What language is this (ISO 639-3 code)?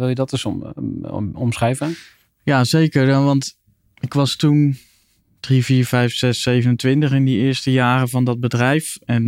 nld